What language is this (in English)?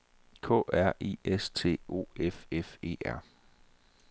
Danish